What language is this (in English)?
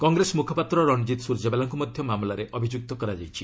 Odia